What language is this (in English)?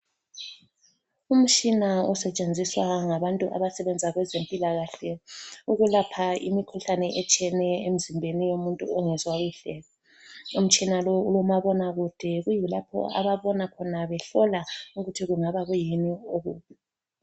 North Ndebele